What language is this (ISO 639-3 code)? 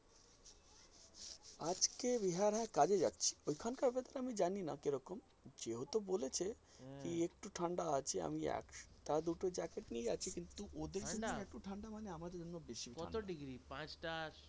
ben